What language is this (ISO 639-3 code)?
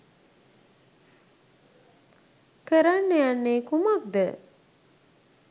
sin